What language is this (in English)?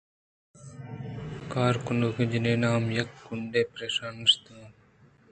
Eastern Balochi